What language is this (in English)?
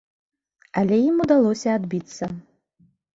Belarusian